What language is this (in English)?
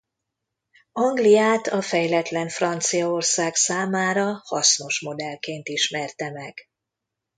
Hungarian